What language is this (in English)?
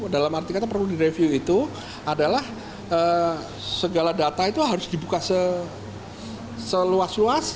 Indonesian